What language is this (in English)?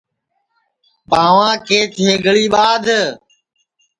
Sansi